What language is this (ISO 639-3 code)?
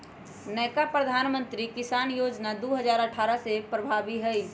mag